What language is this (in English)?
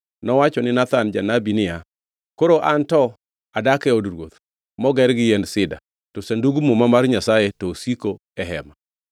Luo (Kenya and Tanzania)